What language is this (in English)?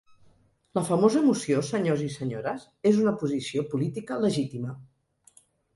Catalan